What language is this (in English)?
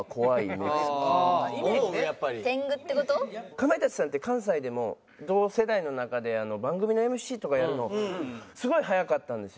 Japanese